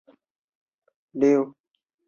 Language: Chinese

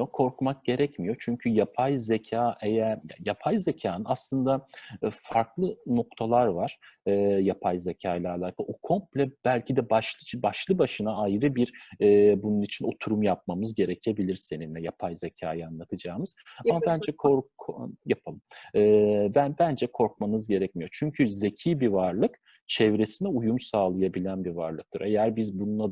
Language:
Turkish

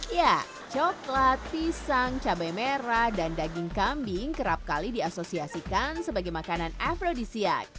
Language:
Indonesian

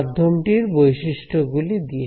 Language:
Bangla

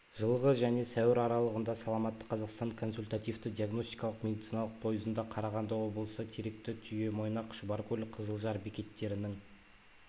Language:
Kazakh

